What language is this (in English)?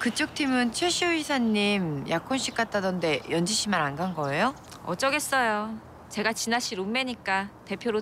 Korean